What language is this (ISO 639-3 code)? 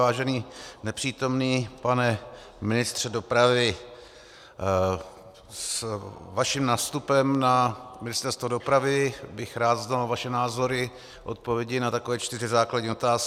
ces